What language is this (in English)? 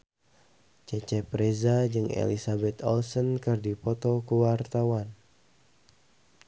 Sundanese